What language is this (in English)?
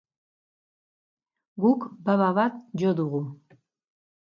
Basque